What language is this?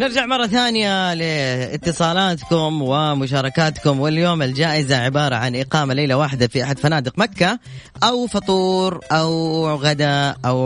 Arabic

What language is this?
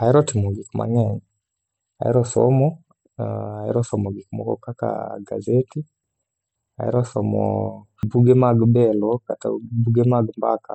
Luo (Kenya and Tanzania)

